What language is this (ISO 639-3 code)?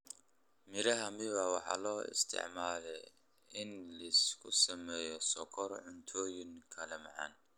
som